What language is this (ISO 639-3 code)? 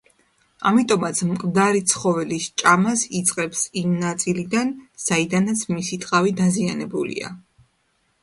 kat